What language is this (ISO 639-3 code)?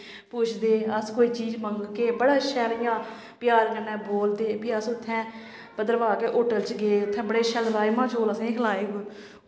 doi